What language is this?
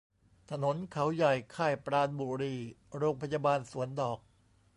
Thai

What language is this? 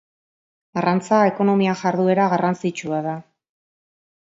Basque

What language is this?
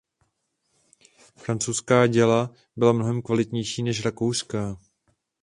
Czech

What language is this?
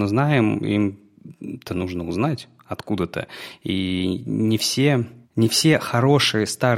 Russian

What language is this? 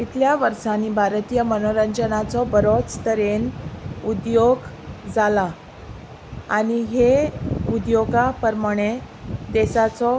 Konkani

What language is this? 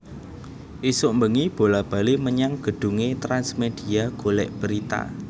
Javanese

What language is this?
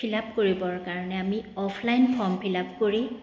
Assamese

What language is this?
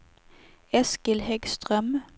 Swedish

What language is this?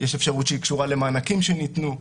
Hebrew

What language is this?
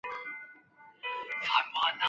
Chinese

